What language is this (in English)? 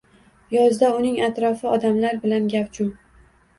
Uzbek